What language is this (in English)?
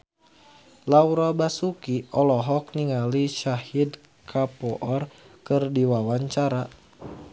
Sundanese